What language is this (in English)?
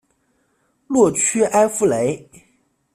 Chinese